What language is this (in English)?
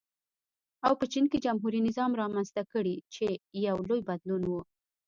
Pashto